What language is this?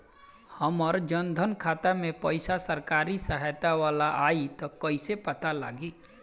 Bhojpuri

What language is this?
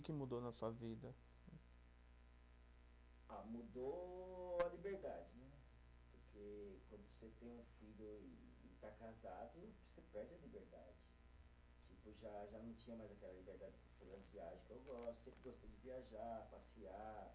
Portuguese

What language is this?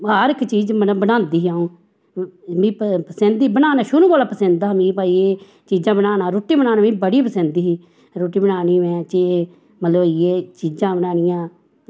Dogri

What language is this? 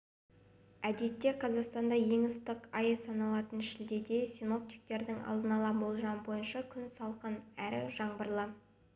Kazakh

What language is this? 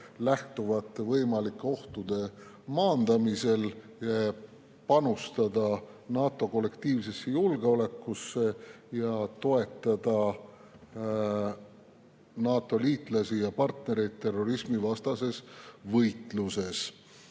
Estonian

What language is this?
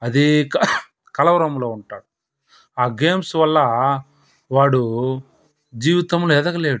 Telugu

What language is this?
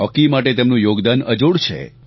Gujarati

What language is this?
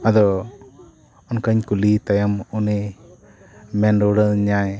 Santali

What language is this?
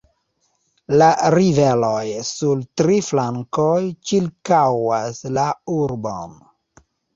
Esperanto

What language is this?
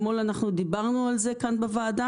Hebrew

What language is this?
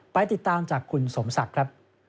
Thai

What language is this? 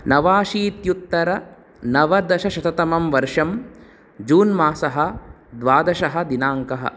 Sanskrit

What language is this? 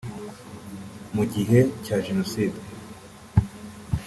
Kinyarwanda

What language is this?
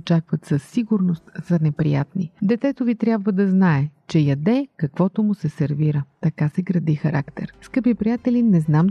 Bulgarian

